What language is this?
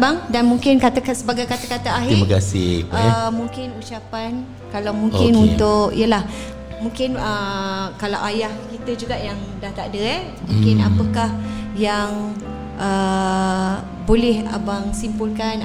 Malay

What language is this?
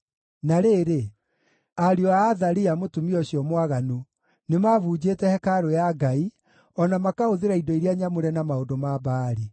Kikuyu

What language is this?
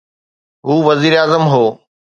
Sindhi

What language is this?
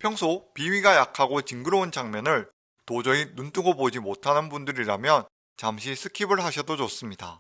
Korean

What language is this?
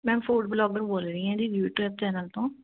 Punjabi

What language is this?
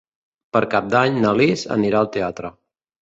Catalan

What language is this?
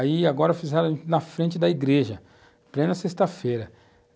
Portuguese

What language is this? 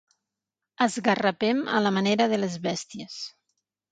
Catalan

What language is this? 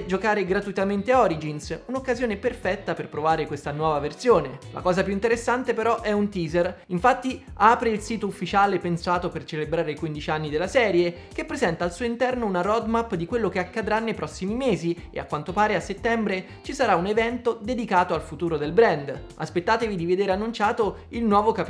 Italian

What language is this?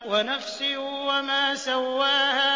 Arabic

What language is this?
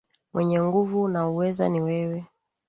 Swahili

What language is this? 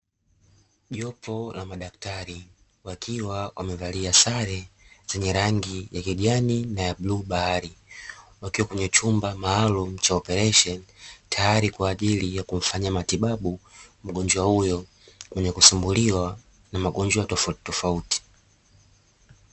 Swahili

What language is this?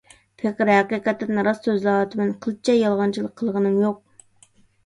Uyghur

